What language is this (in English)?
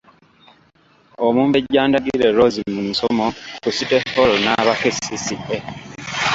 Ganda